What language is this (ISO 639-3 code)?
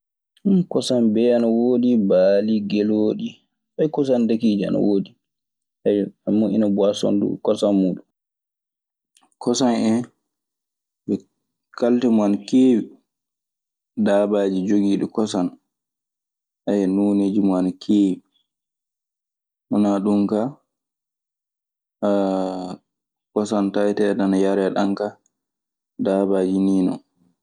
ffm